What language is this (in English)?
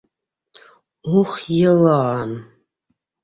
Bashkir